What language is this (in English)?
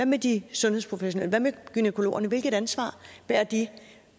Danish